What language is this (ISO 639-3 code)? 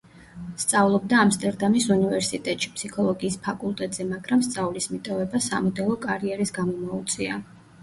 kat